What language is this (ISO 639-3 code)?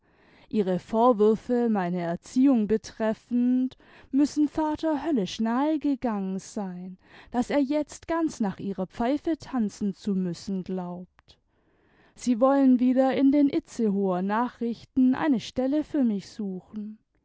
deu